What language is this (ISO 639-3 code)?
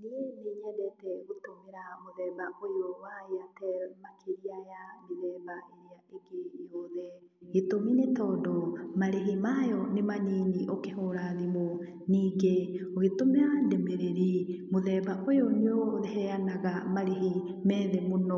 kik